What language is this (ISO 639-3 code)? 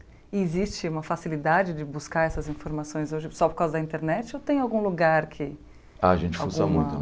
por